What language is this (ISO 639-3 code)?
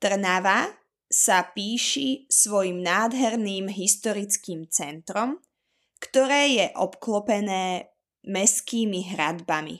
slk